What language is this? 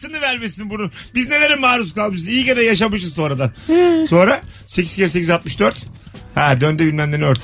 Turkish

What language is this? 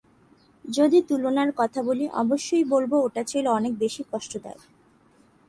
Bangla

